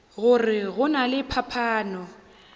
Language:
Northern Sotho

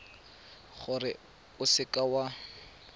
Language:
Tswana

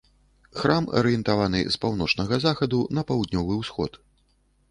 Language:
Belarusian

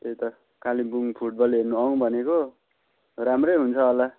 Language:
Nepali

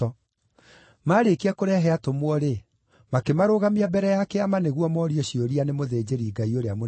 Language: Kikuyu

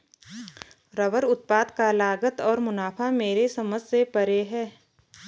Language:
Hindi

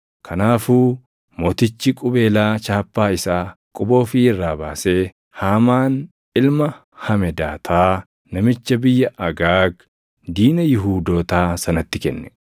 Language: Oromo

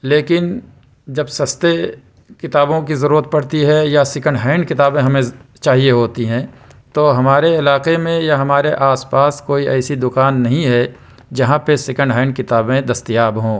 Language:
Urdu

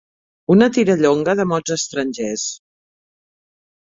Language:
Catalan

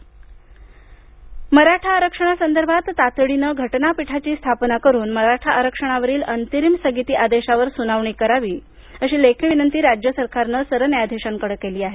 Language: Marathi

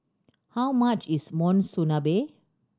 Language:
English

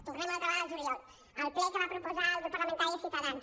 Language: Catalan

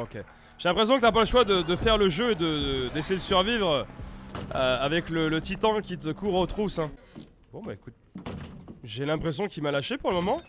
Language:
French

